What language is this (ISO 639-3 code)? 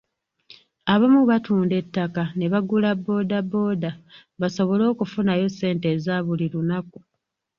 lug